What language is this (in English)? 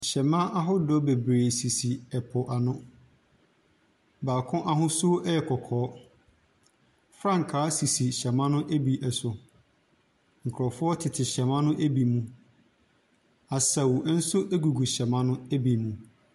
Akan